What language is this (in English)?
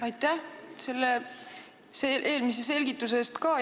Estonian